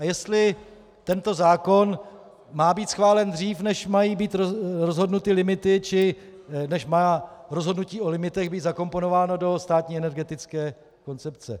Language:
Czech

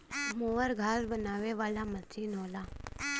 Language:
Bhojpuri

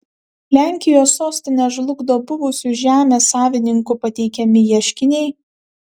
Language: Lithuanian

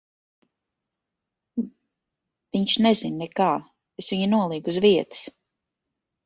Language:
Latvian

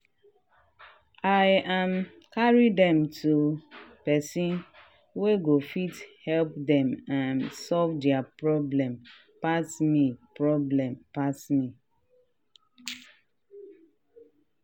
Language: Nigerian Pidgin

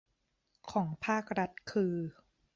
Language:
Thai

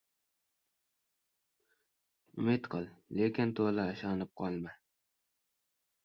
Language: Uzbek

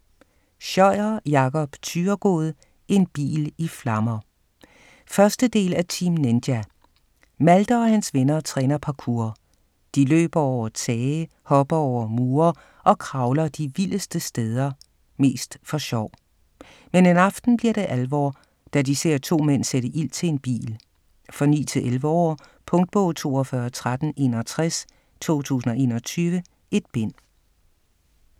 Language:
Danish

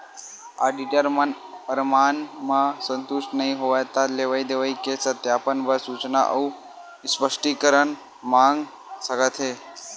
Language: Chhattisgarhi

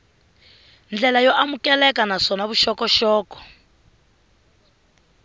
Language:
Tsonga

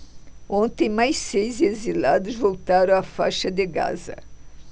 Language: Portuguese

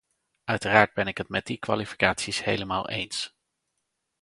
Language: Dutch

